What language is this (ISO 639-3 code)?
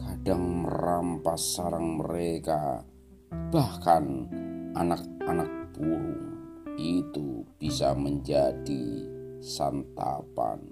ind